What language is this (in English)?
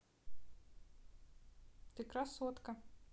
Russian